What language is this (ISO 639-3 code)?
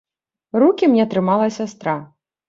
bel